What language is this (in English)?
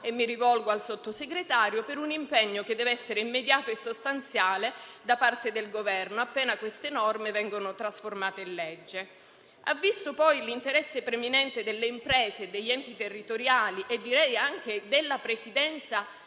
Italian